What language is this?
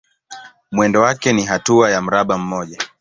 Swahili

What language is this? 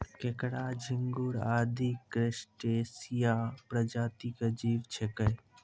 Maithili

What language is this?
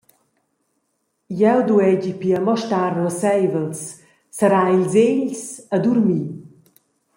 Romansh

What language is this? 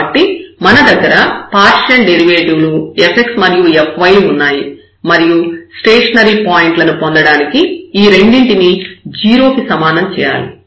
Telugu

